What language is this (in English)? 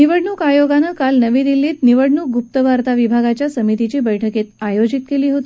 Marathi